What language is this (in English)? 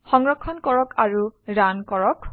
Assamese